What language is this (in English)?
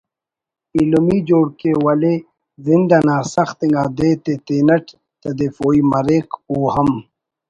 Brahui